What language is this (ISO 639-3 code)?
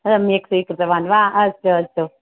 san